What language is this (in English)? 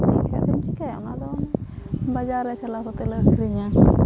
Santali